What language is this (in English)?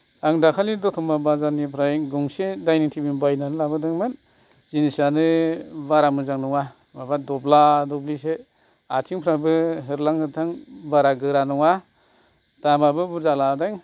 Bodo